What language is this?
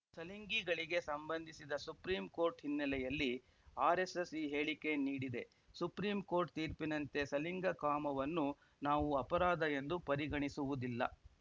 Kannada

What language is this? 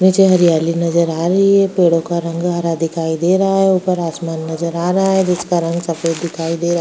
Hindi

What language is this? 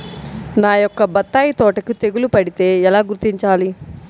Telugu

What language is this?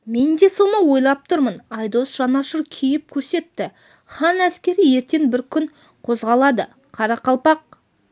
Kazakh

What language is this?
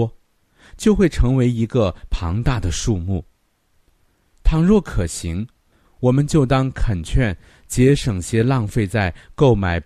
Chinese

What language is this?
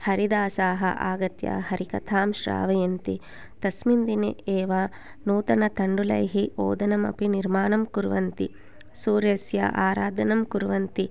Sanskrit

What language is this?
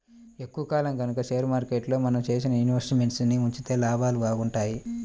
Telugu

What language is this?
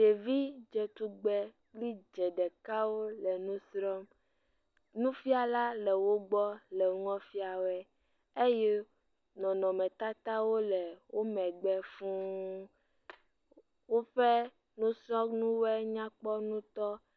Ewe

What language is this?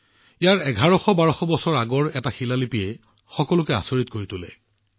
Assamese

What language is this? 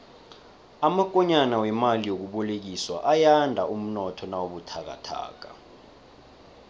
South Ndebele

